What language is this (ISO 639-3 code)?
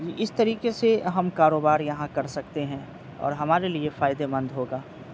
urd